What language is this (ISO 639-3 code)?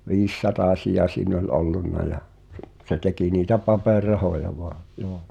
fin